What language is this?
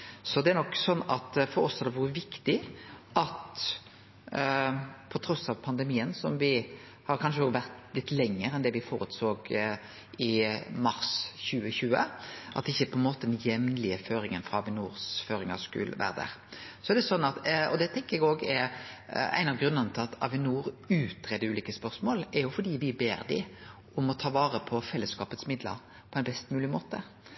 Norwegian Nynorsk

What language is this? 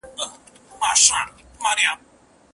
Pashto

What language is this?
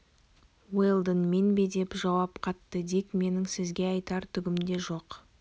Kazakh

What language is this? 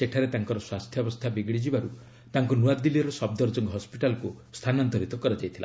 Odia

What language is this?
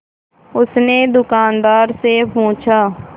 Hindi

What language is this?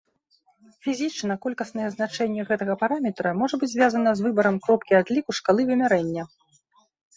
Belarusian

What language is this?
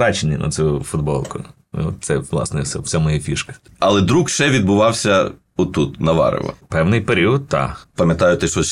Ukrainian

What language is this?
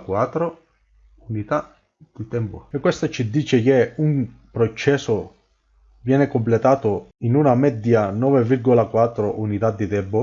Italian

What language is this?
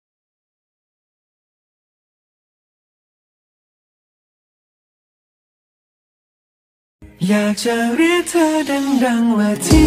Thai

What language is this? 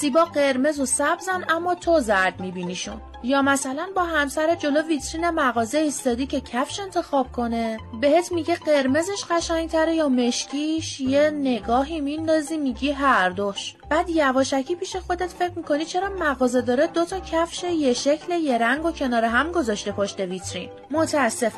Persian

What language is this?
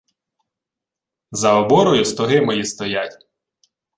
Ukrainian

